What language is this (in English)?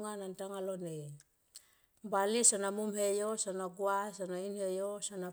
Tomoip